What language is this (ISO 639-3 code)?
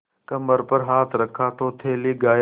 hin